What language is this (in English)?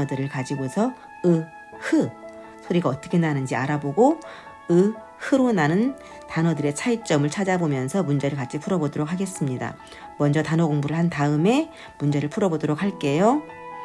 Korean